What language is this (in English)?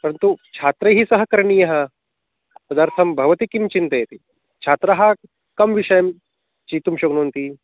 Sanskrit